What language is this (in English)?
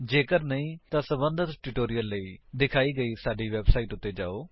Punjabi